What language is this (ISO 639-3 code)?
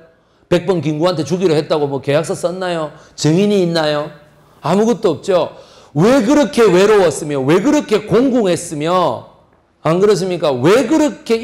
kor